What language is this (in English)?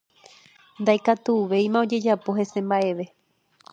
Guarani